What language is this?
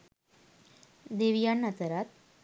Sinhala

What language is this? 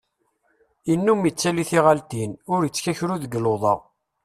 Kabyle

